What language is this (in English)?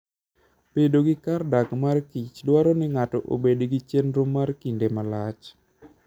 Luo (Kenya and Tanzania)